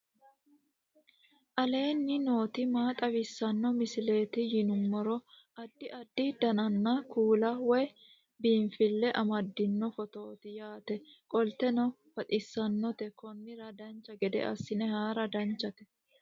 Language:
Sidamo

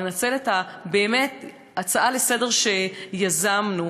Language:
Hebrew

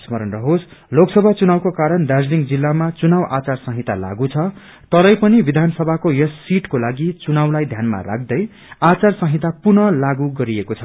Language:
Nepali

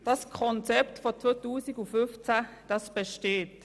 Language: Swiss German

